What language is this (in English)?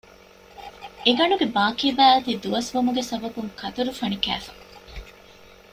Divehi